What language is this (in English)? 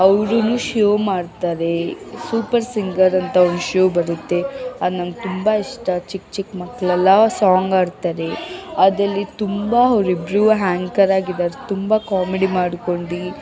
Kannada